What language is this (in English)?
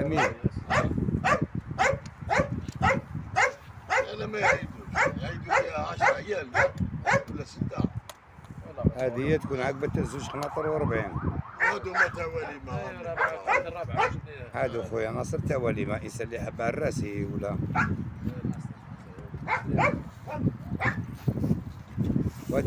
Arabic